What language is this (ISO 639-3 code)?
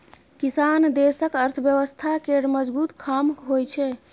mai